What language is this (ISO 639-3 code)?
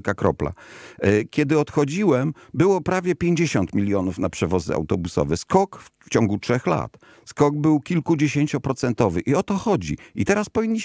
pol